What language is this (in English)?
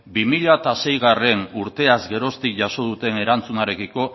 Basque